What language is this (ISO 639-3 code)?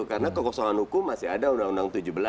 ind